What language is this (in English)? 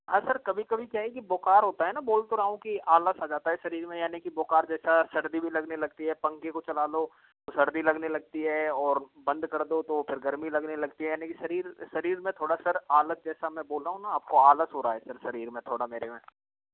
Hindi